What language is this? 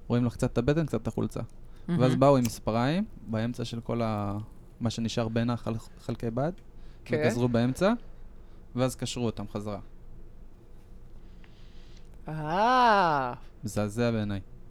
Hebrew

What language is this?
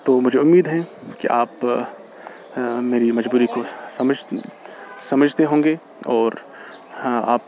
Urdu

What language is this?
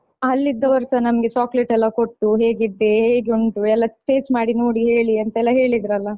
Kannada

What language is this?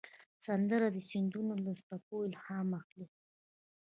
Pashto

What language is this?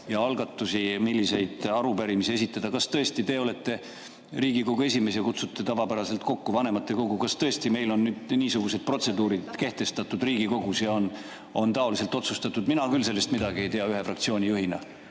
Estonian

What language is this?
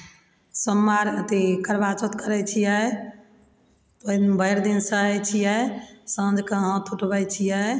Maithili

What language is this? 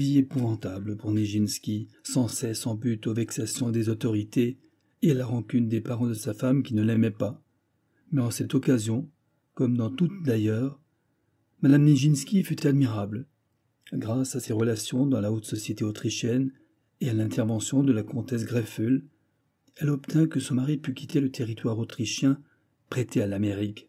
French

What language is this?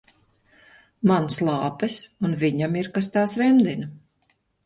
Latvian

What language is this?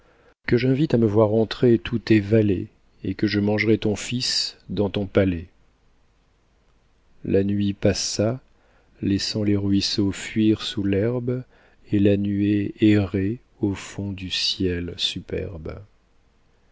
French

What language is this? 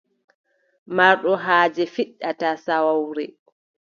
Adamawa Fulfulde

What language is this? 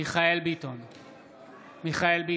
Hebrew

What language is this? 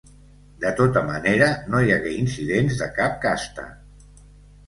Catalan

